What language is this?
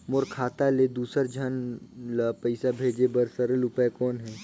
Chhattisgarhi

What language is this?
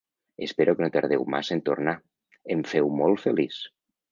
Catalan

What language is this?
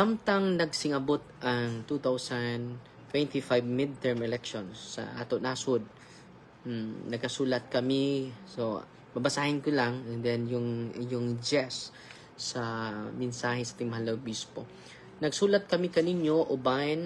Filipino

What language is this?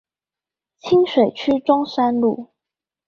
Chinese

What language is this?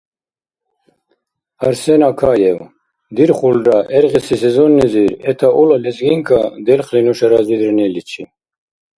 Dargwa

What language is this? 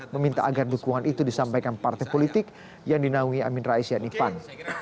Indonesian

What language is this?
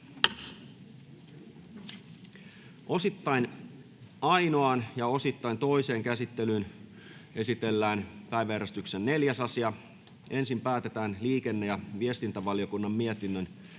Finnish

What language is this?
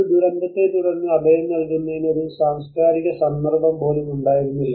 Malayalam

